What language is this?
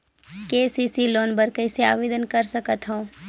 Chhattisgarhi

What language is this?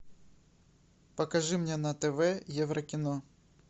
Russian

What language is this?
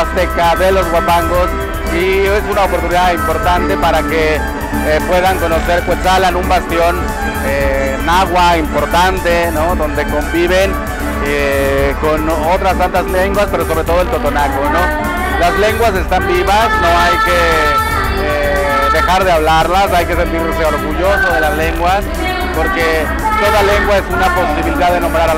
Spanish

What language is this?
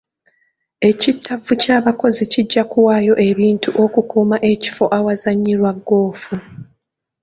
Ganda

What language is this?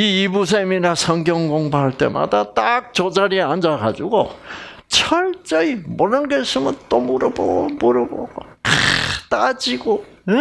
Korean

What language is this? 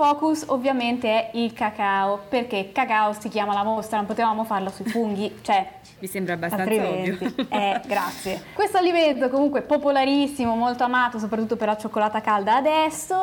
Italian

